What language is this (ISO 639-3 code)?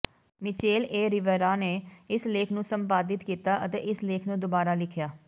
pan